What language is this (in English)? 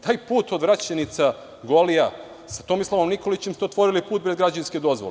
Serbian